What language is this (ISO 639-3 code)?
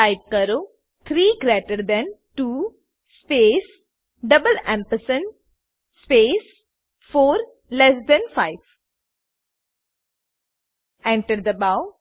guj